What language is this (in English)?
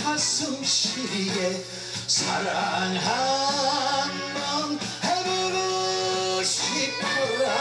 Korean